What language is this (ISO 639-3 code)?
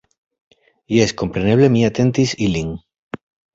epo